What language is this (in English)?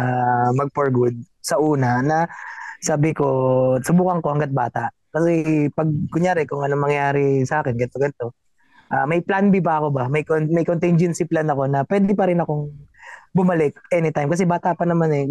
Filipino